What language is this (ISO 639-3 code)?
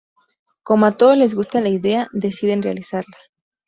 spa